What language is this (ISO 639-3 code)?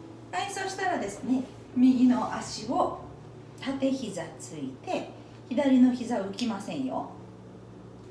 jpn